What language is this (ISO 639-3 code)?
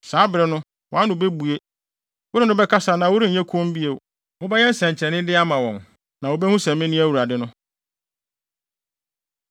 aka